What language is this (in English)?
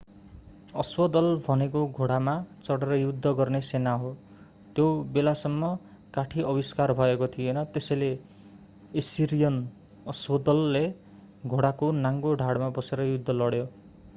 Nepali